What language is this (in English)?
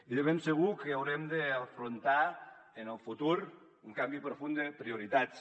Catalan